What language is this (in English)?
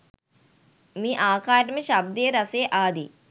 Sinhala